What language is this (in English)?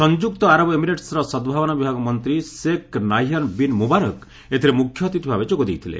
Odia